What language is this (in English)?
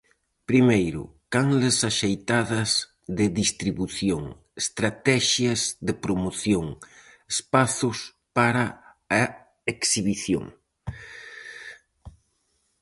Galician